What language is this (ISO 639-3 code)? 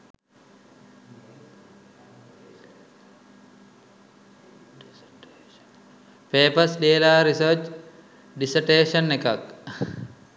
sin